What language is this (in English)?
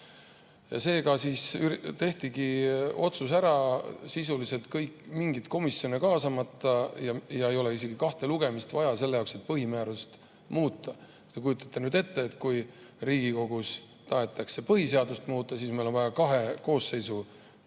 Estonian